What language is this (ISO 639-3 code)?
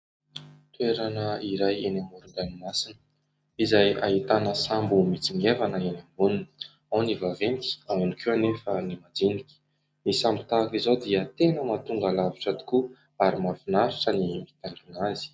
mlg